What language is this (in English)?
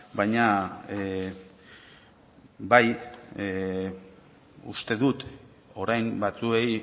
Basque